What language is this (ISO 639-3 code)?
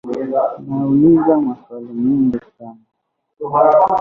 swa